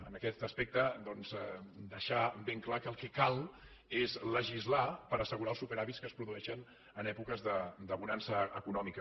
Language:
Catalan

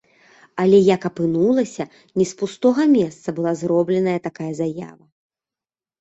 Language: Belarusian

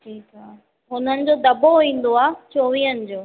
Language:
Sindhi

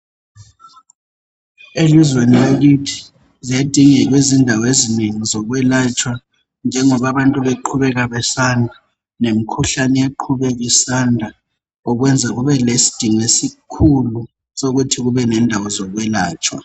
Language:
North Ndebele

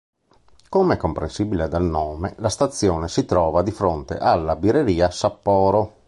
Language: Italian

